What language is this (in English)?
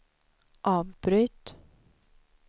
Swedish